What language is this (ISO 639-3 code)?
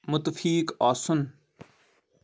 kas